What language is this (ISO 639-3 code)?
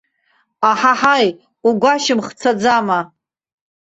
abk